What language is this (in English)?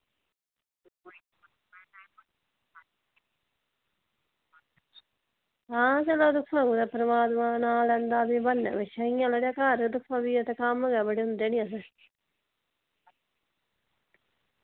Dogri